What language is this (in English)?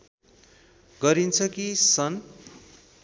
Nepali